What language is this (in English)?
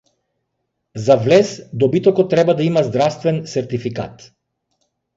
Macedonian